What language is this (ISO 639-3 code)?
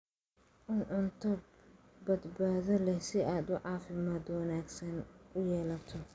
som